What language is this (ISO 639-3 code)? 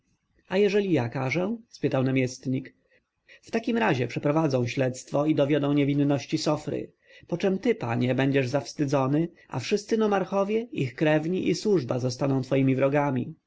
pol